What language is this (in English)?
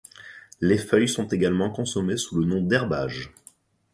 French